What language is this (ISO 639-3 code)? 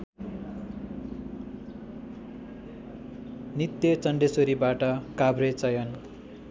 nep